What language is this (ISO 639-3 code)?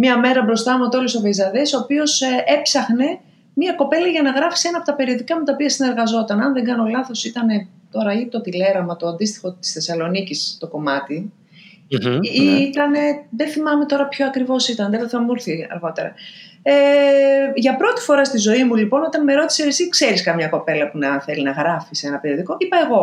ell